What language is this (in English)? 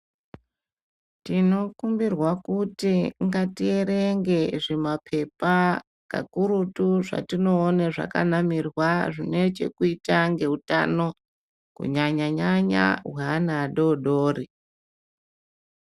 Ndau